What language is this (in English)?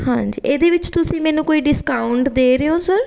Punjabi